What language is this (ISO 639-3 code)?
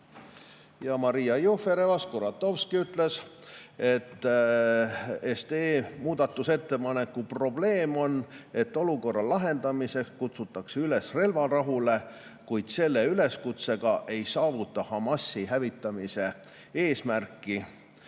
est